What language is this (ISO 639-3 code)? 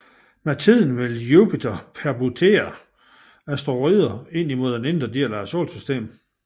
dan